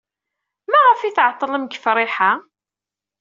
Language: Kabyle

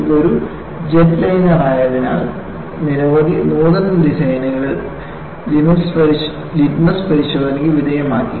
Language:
Malayalam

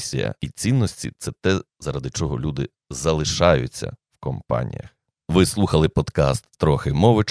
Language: Ukrainian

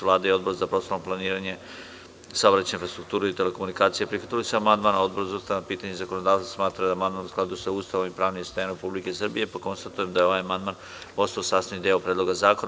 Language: Serbian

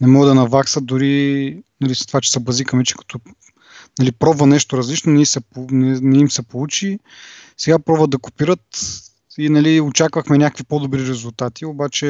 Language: Bulgarian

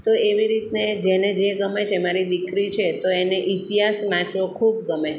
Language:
Gujarati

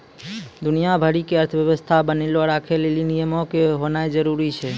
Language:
Maithili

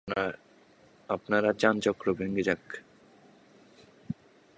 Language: Bangla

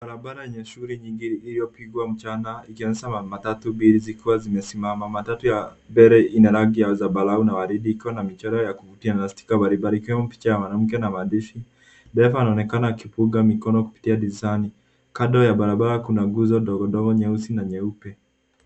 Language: Swahili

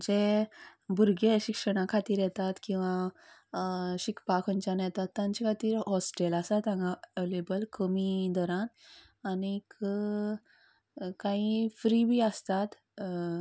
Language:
Konkani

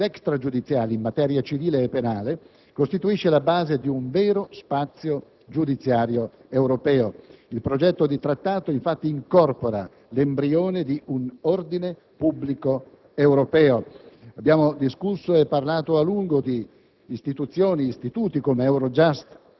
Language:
Italian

